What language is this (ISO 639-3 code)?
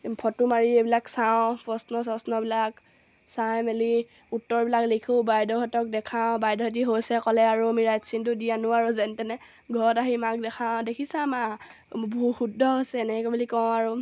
asm